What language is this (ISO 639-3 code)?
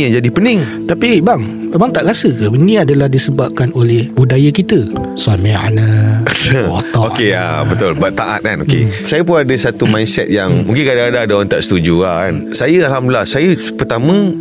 msa